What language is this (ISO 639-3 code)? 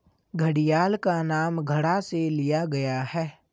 hin